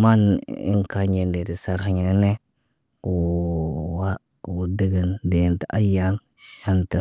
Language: Naba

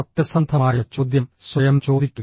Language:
Malayalam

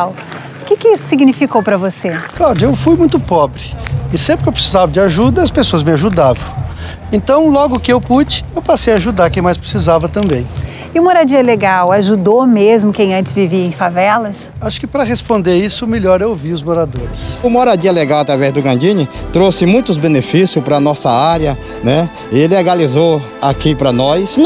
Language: Portuguese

